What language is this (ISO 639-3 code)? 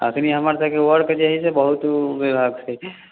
mai